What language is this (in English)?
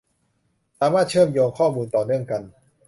Thai